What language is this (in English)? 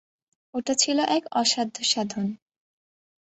Bangla